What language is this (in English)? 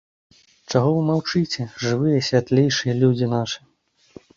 Belarusian